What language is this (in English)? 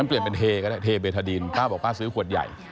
Thai